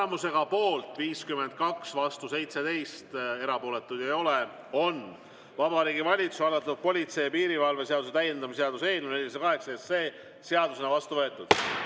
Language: Estonian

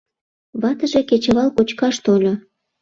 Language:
Mari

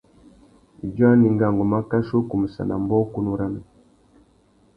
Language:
Tuki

